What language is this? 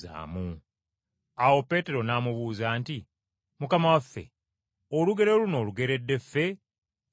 Ganda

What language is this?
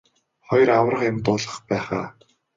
Mongolian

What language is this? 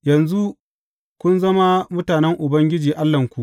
Hausa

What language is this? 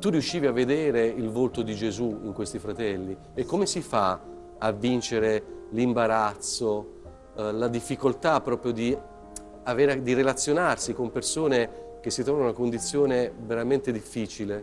Italian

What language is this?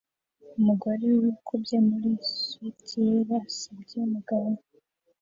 Kinyarwanda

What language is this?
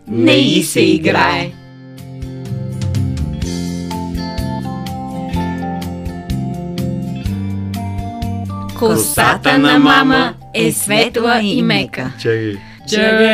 Bulgarian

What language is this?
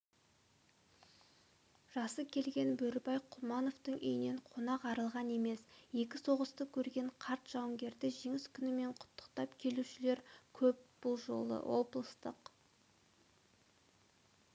Kazakh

